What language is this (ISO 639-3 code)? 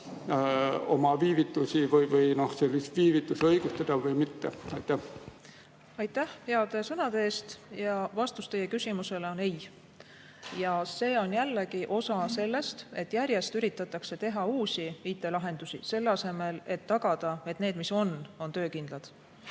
est